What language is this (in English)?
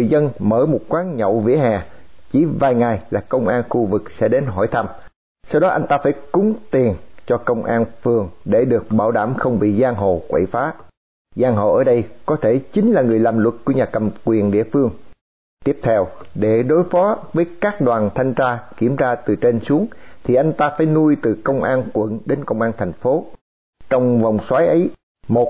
Vietnamese